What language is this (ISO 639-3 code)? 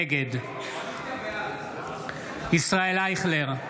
heb